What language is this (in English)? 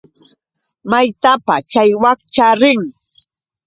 Yauyos Quechua